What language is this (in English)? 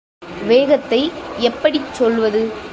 Tamil